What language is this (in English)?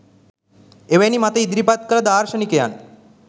Sinhala